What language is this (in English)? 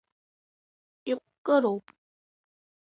Abkhazian